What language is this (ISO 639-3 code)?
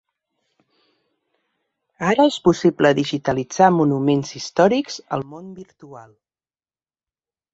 cat